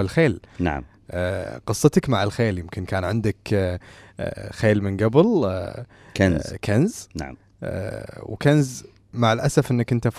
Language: Arabic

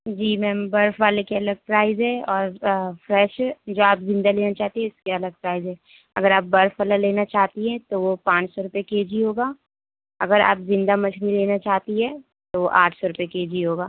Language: Urdu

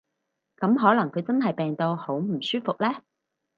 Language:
Cantonese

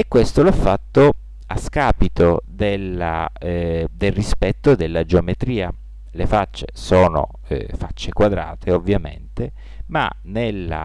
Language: Italian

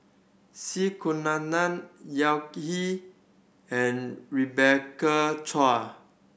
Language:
English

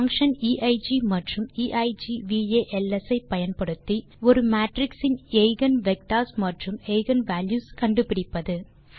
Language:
Tamil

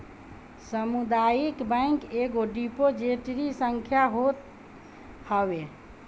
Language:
Bhojpuri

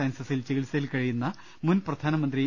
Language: Malayalam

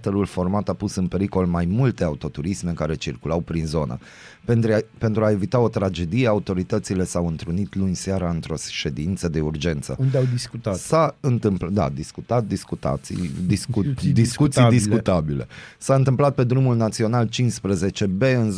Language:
Romanian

